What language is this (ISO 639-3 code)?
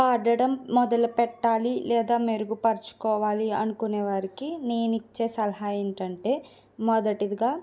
tel